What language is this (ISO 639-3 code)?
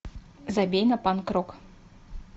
rus